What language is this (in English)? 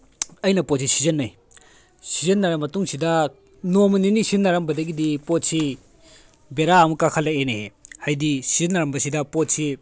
Manipuri